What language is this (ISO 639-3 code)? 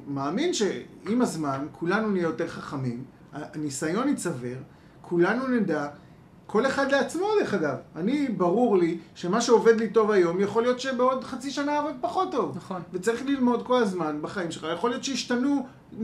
heb